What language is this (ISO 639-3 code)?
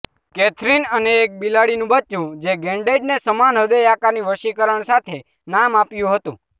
guj